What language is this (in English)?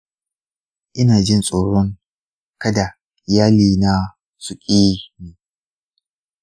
Hausa